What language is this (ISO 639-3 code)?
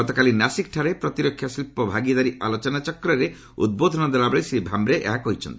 ori